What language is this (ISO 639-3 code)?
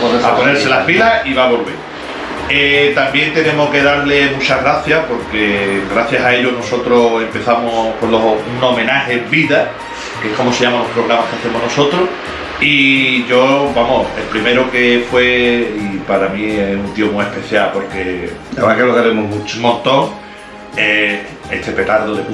spa